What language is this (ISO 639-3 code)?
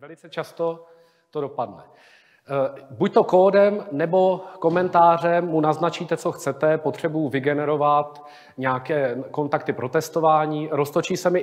ces